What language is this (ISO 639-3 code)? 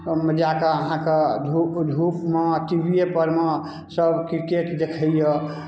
mai